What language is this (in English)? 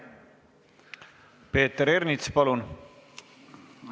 Estonian